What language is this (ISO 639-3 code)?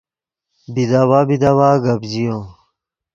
ydg